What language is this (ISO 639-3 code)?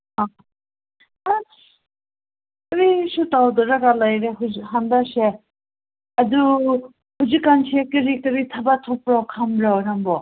mni